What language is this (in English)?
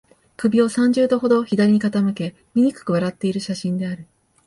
Japanese